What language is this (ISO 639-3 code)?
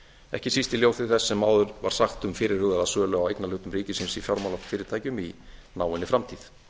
isl